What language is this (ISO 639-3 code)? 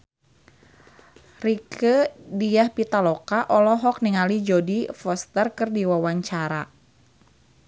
sun